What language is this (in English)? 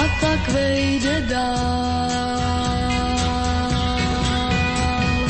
Slovak